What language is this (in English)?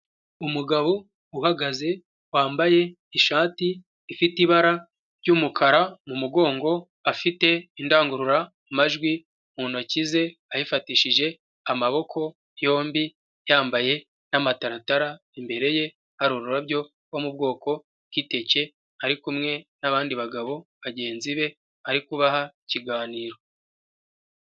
Kinyarwanda